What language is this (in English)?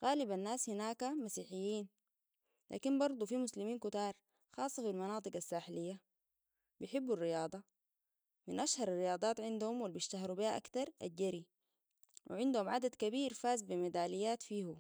Sudanese Arabic